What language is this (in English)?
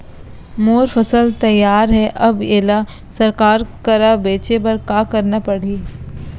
Chhattisgarhi